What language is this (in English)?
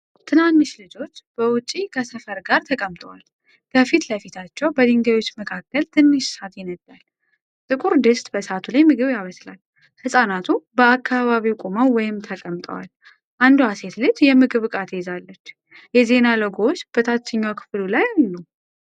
Amharic